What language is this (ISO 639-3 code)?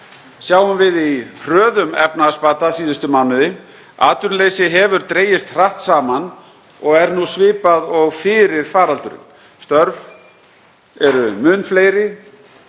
isl